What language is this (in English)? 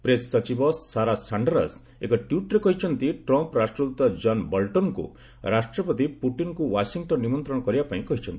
Odia